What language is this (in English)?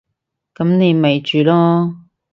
Cantonese